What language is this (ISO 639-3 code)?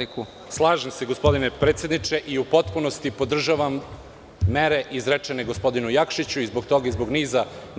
srp